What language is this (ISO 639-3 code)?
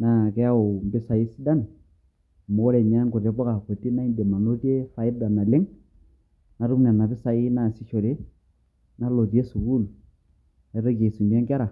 mas